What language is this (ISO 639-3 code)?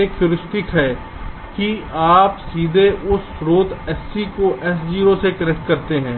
hin